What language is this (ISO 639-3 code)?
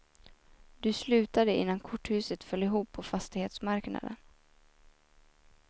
swe